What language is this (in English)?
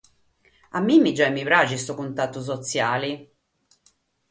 Sardinian